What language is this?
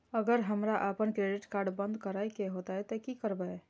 Maithili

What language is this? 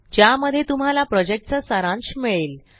Marathi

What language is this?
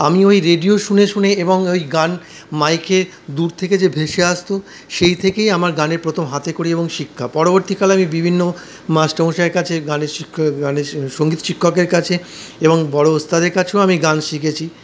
Bangla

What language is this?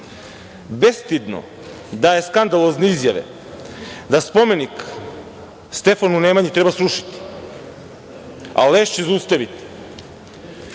Serbian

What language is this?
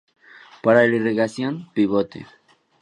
Spanish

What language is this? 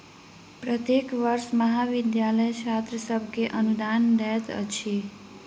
Maithili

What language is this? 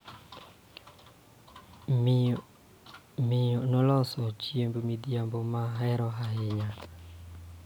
Luo (Kenya and Tanzania)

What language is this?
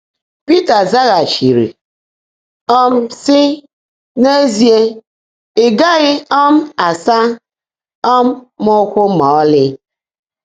Igbo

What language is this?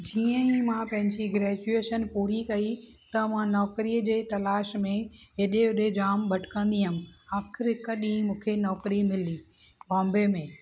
Sindhi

